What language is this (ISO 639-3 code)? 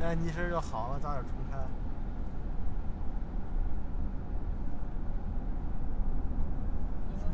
zho